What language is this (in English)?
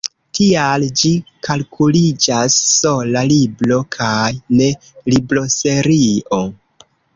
Esperanto